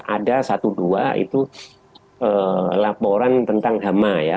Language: Indonesian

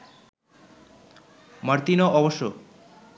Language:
Bangla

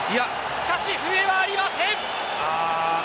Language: Japanese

